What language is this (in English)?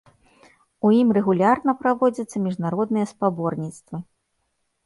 Belarusian